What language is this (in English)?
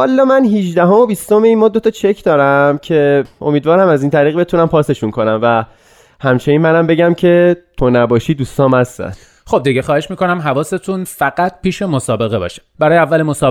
Persian